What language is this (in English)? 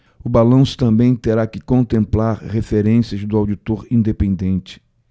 Portuguese